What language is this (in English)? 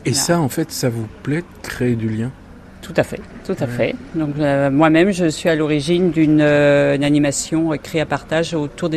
French